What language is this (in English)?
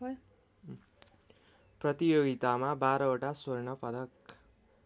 Nepali